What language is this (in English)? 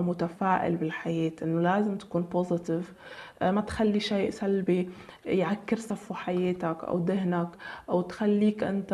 Arabic